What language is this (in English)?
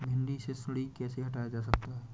Hindi